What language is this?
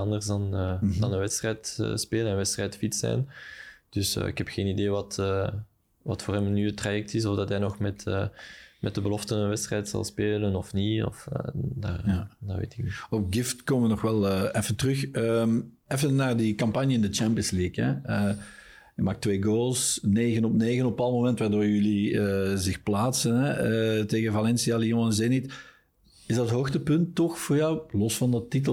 Dutch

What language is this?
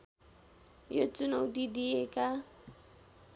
Nepali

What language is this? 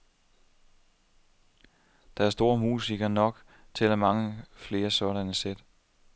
Danish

